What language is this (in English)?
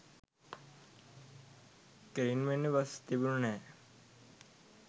Sinhala